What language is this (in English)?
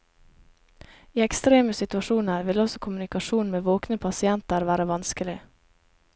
Norwegian